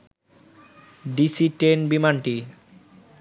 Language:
Bangla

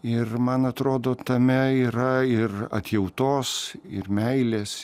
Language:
Lithuanian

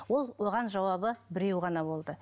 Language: Kazakh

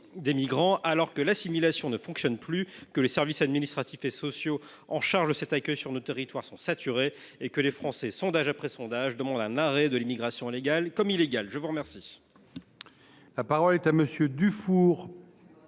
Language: French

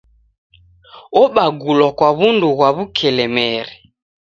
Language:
Taita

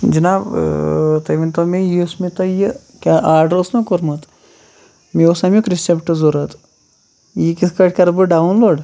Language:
Kashmiri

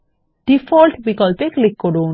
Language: Bangla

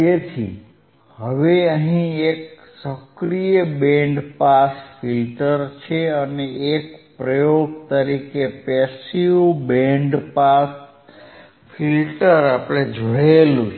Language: Gujarati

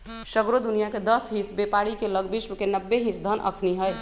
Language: Magahi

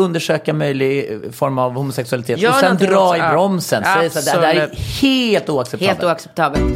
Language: Swedish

